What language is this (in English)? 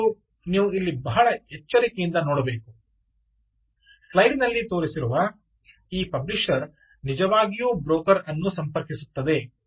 Kannada